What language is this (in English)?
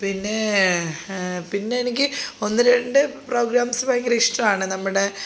Malayalam